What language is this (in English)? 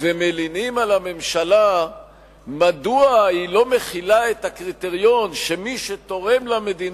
Hebrew